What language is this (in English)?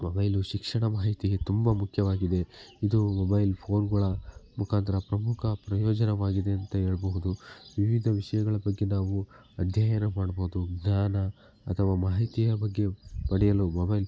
Kannada